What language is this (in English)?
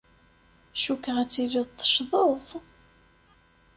Kabyle